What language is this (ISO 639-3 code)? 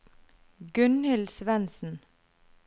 nor